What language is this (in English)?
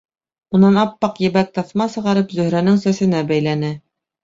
Bashkir